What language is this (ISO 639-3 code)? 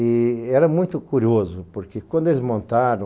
por